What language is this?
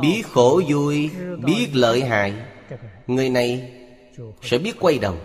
Vietnamese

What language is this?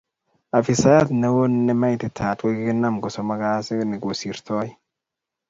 Kalenjin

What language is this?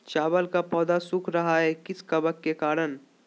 Magahi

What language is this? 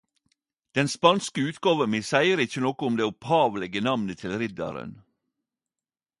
Norwegian Nynorsk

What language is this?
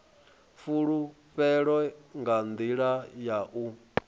Venda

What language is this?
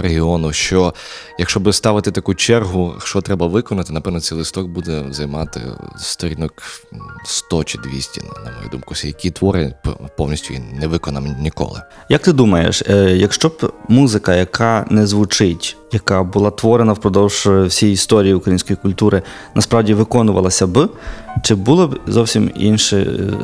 Ukrainian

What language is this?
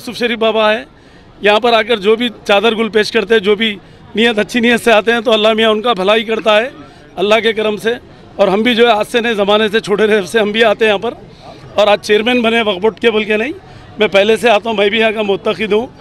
Hindi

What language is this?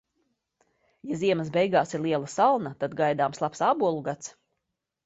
Latvian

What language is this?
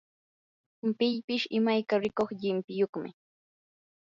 Yanahuanca Pasco Quechua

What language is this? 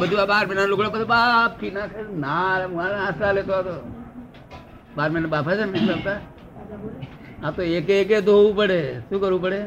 Gujarati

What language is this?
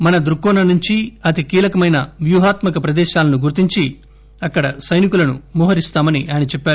Telugu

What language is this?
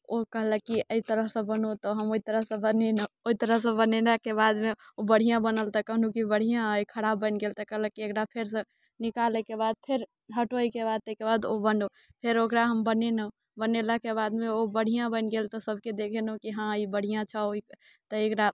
Maithili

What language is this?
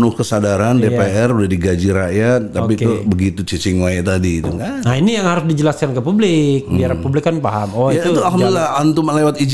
Indonesian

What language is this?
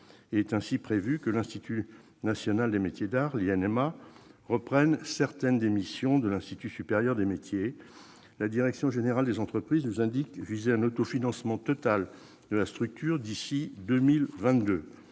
French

